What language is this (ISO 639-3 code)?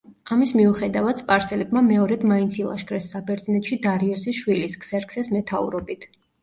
kat